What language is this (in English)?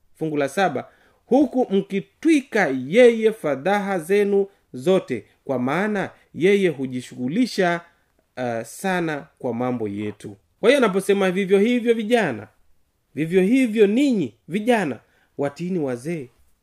Swahili